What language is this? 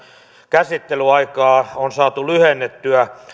Finnish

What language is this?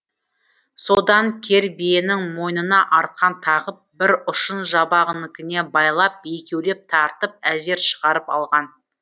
Kazakh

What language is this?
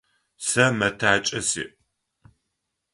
Adyghe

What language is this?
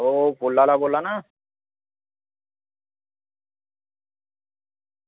Dogri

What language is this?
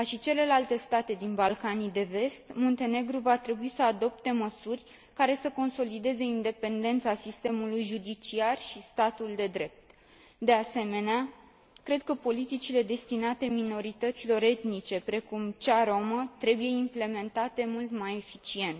Romanian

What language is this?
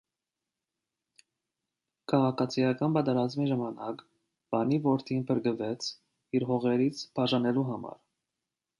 Armenian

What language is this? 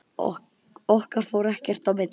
Icelandic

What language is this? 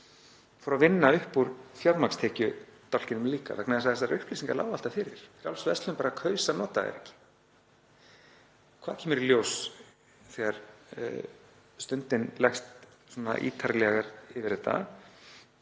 Icelandic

